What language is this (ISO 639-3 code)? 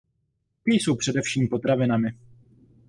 ces